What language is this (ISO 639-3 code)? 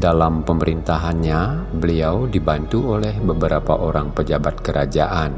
ind